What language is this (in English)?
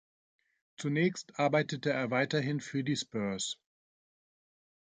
German